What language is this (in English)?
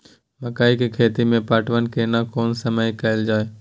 Maithili